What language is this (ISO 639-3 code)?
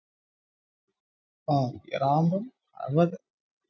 mal